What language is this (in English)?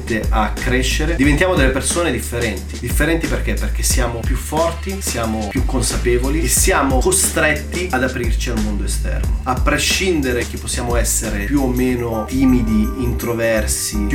Italian